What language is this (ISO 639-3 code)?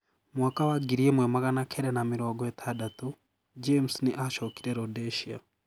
kik